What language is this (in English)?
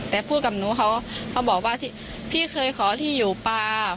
Thai